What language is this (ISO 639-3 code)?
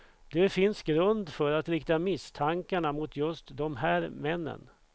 swe